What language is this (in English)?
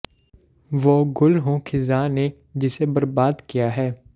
Punjabi